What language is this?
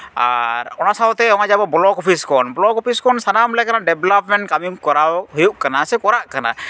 Santali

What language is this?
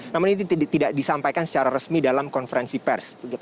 Indonesian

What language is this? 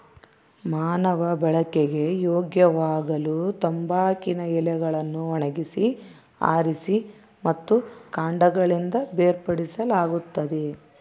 Kannada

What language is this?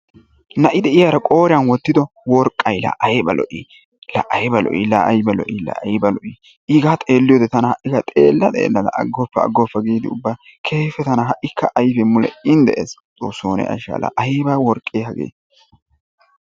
Wolaytta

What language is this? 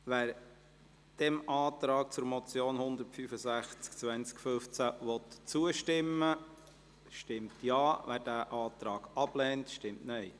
Swiss German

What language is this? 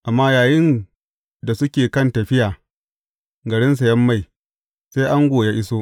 Hausa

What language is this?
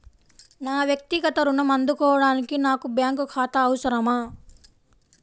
Telugu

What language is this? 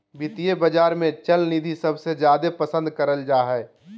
Magahi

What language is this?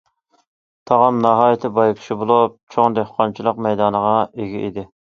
Uyghur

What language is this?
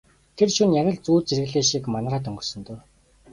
Mongolian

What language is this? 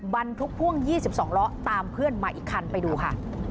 Thai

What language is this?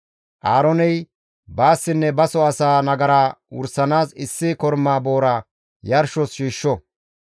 Gamo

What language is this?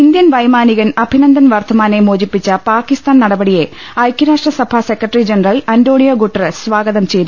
Malayalam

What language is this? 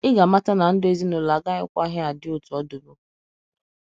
Igbo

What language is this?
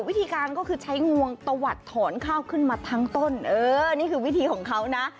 Thai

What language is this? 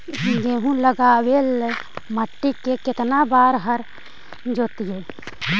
Magahi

